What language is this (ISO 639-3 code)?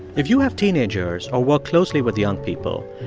eng